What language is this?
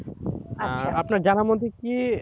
Bangla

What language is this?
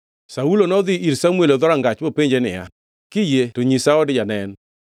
Luo (Kenya and Tanzania)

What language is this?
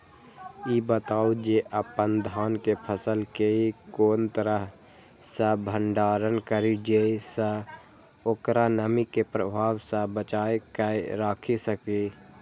Maithili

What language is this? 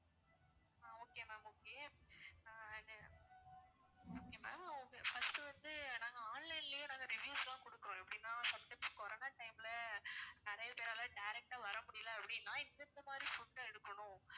Tamil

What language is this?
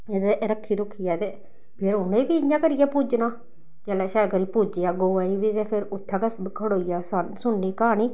Dogri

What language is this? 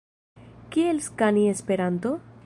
Esperanto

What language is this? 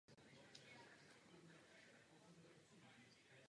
Czech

